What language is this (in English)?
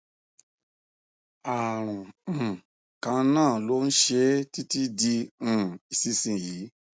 Yoruba